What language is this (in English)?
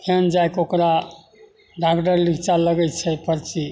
Maithili